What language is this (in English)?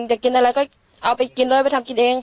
Thai